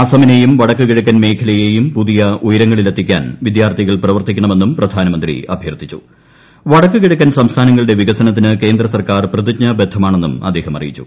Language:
Malayalam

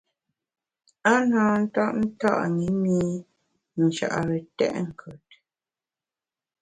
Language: Bamun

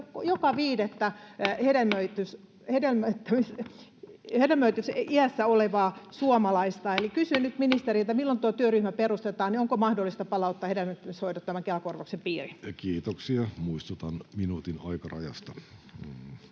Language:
Finnish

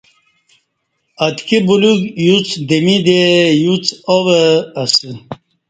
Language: Kati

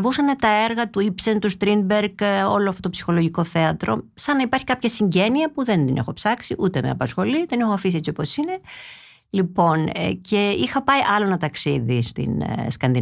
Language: Greek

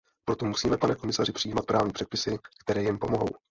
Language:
Czech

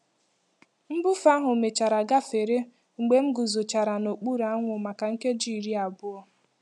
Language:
Igbo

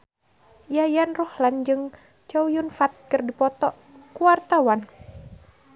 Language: Sundanese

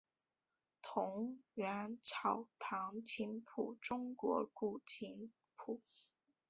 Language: Chinese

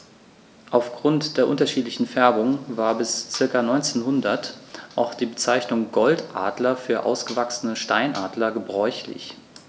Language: German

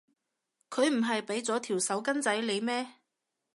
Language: Cantonese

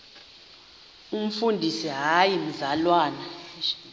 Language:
Xhosa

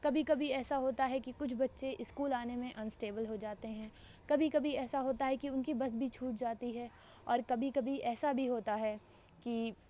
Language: Urdu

